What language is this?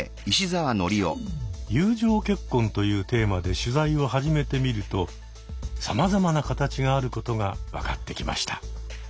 Japanese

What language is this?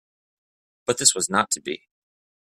English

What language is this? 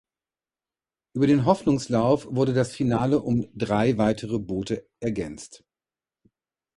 German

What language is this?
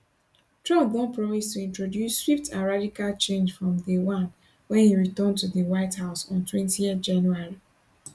Nigerian Pidgin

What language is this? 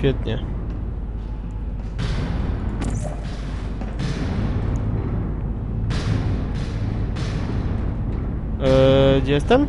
Polish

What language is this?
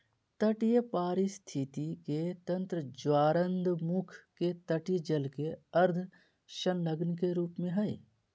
Magahi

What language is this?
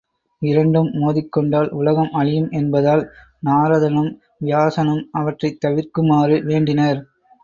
Tamil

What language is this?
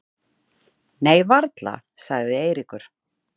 Icelandic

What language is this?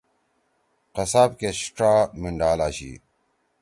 Torwali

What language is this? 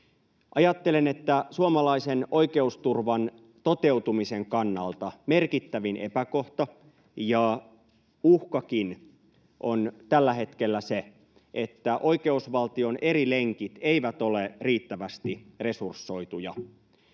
Finnish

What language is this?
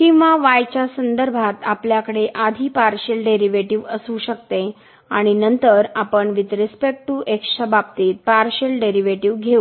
Marathi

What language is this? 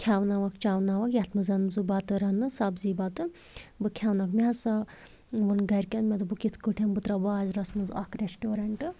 Kashmiri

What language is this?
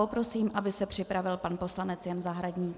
Czech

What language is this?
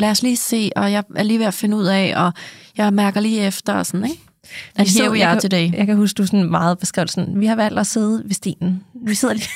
Danish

